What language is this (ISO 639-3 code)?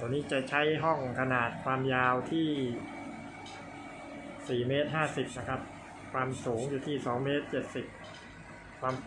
tha